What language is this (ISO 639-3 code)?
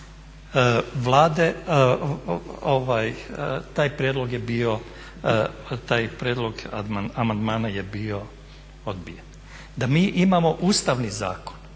hrv